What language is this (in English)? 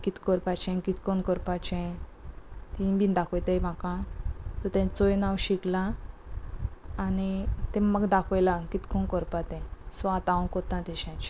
Konkani